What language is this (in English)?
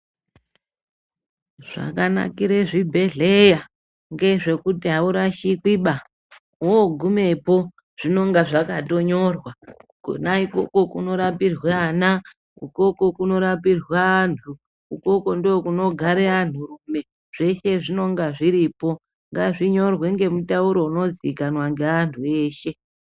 Ndau